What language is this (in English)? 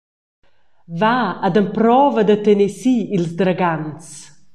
Romansh